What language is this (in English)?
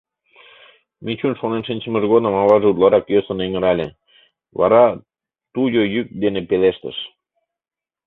Mari